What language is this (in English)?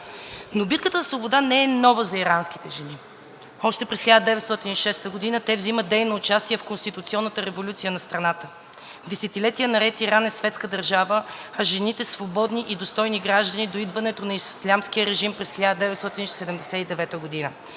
Bulgarian